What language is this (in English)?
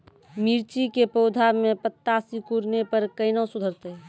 Maithili